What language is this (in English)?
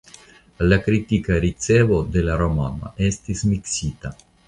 Esperanto